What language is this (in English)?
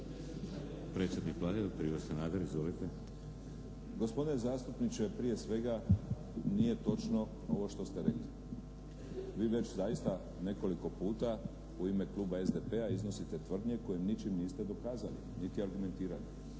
Croatian